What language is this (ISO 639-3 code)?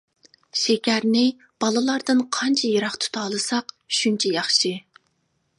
uig